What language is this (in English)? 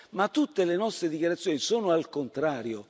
Italian